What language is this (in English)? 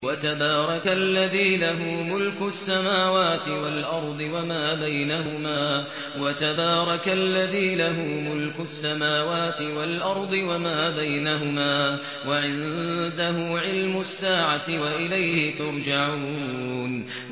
Arabic